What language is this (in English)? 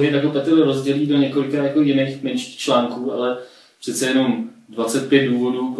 Czech